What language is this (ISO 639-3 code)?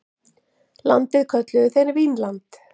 isl